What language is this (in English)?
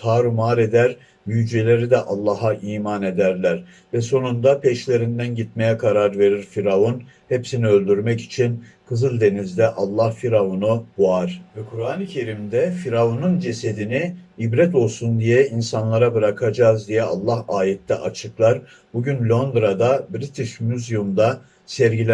Turkish